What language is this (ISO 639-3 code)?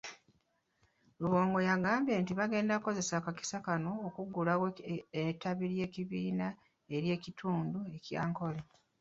lug